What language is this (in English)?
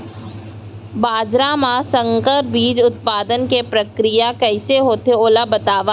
Chhattisgarhi